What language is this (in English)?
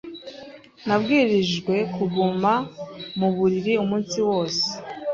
Kinyarwanda